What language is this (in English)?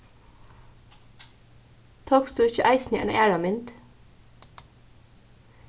Faroese